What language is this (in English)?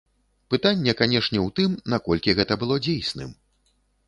Belarusian